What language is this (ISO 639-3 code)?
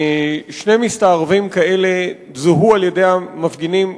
heb